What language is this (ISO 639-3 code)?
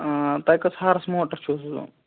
kas